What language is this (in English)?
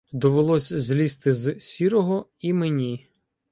Ukrainian